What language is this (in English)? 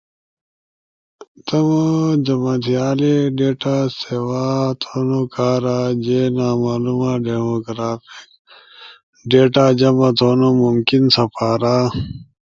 Ushojo